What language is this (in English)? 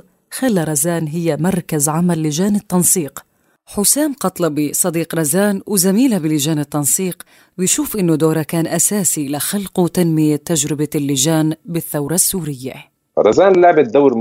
Arabic